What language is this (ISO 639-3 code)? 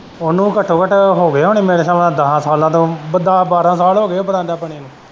pan